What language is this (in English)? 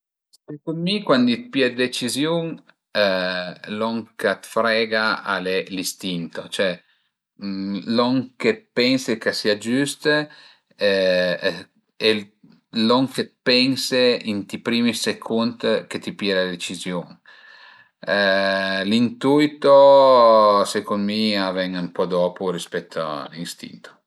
Piedmontese